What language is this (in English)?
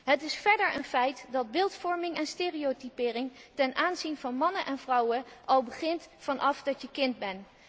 Dutch